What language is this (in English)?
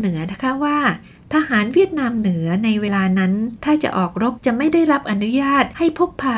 Thai